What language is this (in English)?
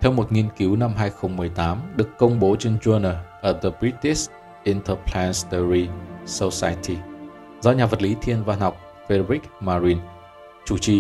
Vietnamese